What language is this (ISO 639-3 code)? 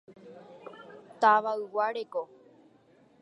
grn